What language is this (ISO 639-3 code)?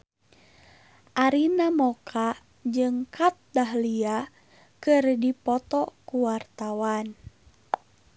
sun